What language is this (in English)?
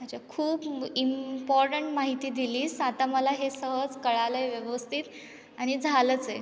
Marathi